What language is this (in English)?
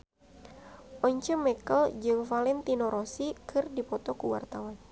Sundanese